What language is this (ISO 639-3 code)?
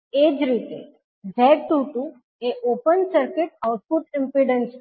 guj